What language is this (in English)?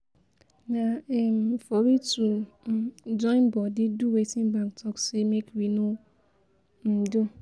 Nigerian Pidgin